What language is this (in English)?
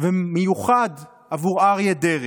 Hebrew